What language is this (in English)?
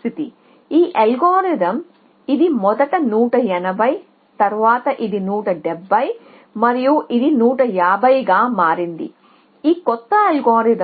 Telugu